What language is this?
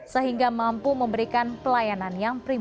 Indonesian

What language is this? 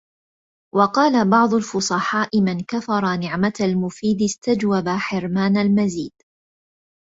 Arabic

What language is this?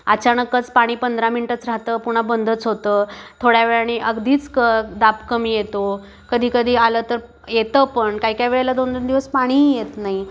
Marathi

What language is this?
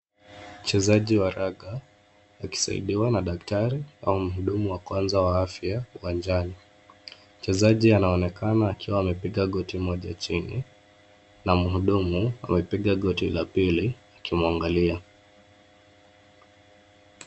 Swahili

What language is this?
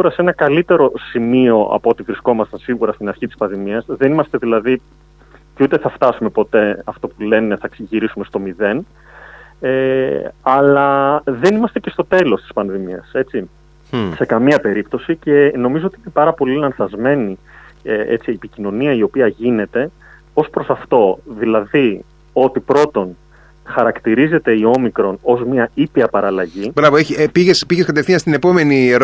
Greek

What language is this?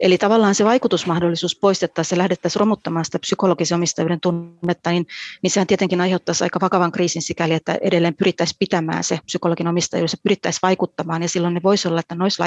Finnish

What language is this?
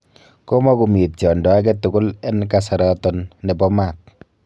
Kalenjin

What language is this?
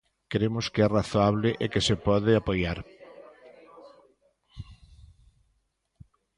Galician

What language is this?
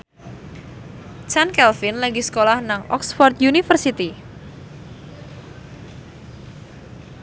Javanese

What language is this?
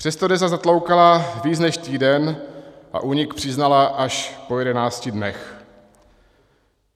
Czech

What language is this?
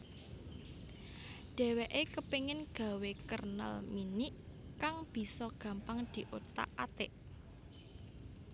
Javanese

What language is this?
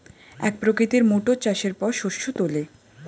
Bangla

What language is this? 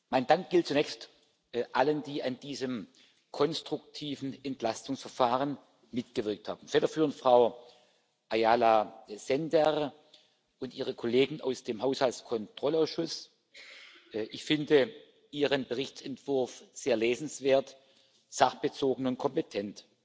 German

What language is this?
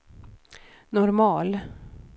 Swedish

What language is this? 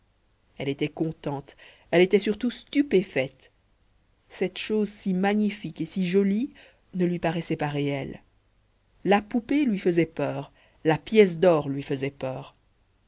French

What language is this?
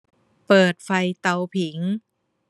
Thai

